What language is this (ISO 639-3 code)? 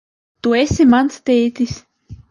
lav